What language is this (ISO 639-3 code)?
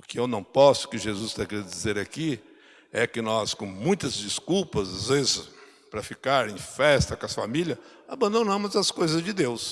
por